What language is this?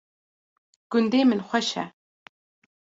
Kurdish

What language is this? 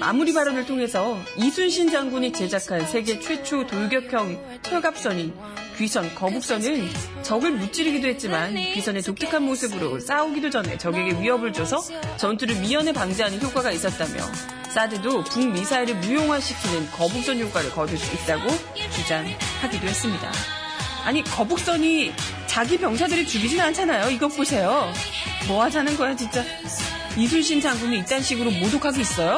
Korean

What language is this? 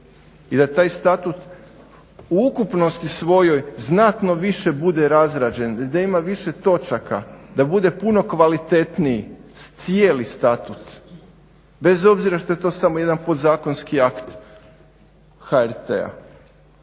Croatian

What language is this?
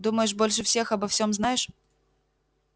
Russian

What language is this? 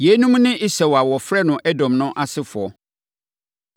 Akan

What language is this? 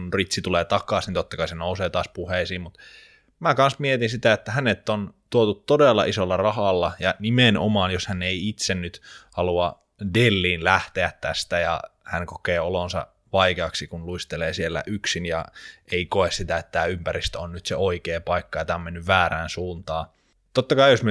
Finnish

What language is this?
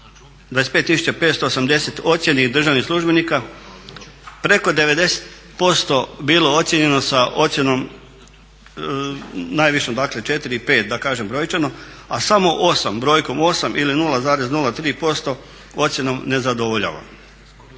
Croatian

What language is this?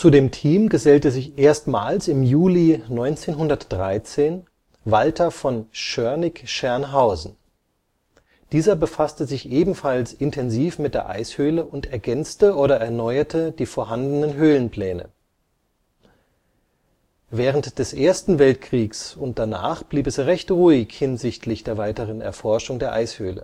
German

